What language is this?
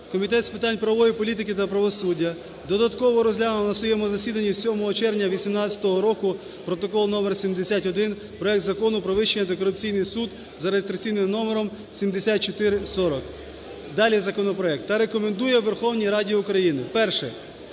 Ukrainian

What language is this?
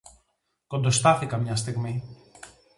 Greek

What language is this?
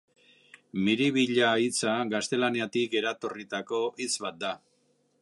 Basque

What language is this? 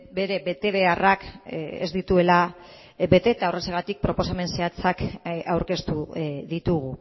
Basque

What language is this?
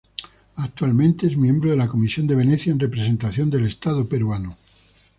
Spanish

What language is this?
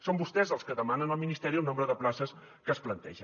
Catalan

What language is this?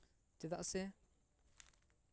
Santali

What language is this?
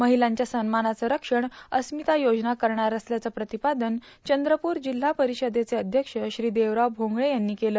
Marathi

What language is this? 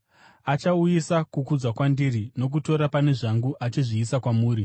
Shona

